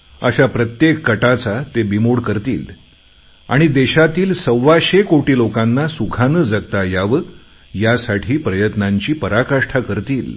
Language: Marathi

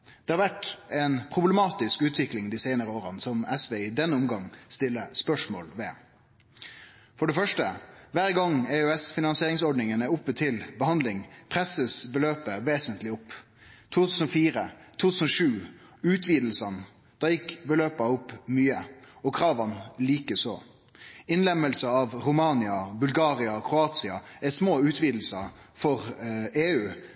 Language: Norwegian Nynorsk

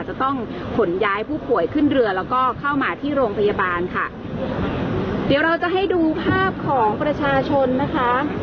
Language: Thai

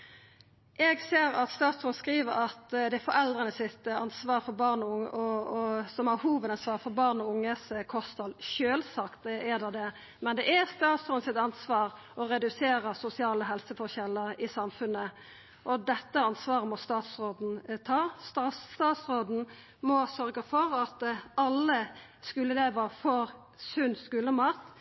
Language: Norwegian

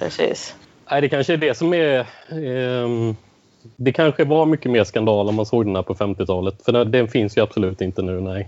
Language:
Swedish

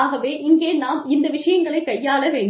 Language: Tamil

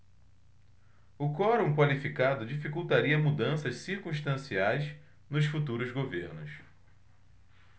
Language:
Portuguese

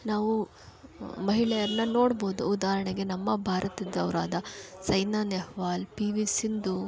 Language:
Kannada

